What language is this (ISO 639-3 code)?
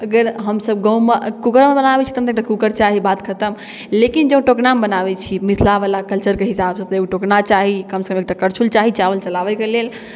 mai